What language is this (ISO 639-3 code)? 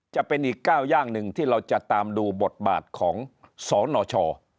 tha